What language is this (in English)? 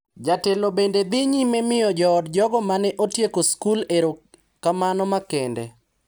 Luo (Kenya and Tanzania)